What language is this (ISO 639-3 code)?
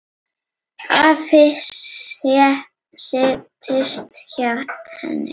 isl